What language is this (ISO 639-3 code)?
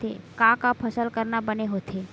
hne